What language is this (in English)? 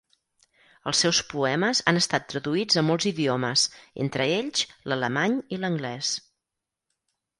Catalan